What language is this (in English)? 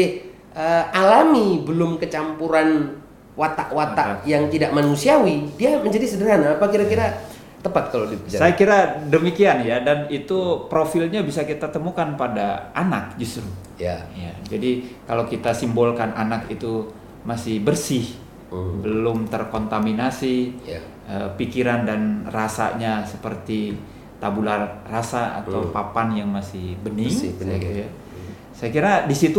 Indonesian